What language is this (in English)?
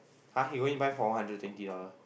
English